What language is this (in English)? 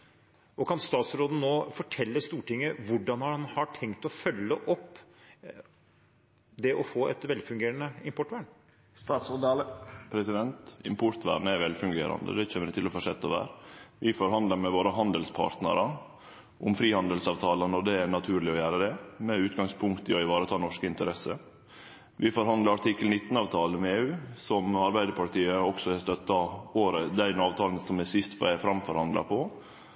Norwegian